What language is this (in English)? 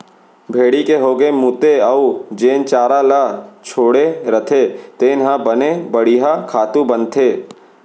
Chhattisgarhi